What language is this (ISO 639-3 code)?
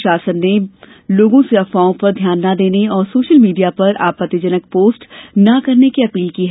hin